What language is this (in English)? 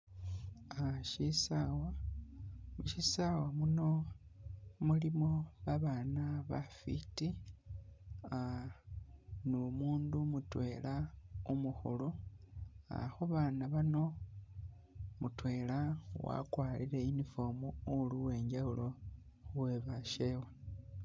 Masaaba